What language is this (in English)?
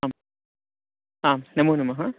Sanskrit